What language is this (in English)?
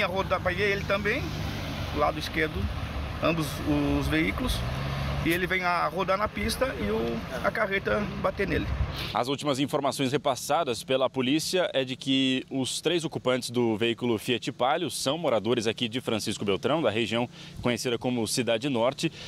Portuguese